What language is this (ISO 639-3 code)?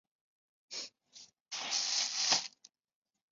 zho